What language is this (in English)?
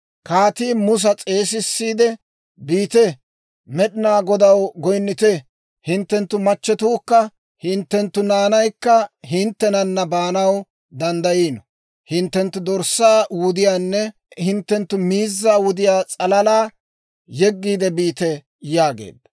Dawro